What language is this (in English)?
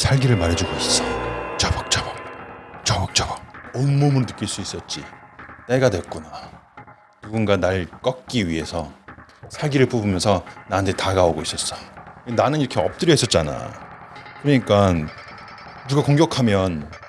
Korean